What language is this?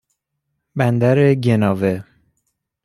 Persian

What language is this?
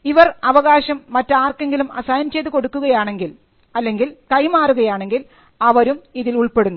Malayalam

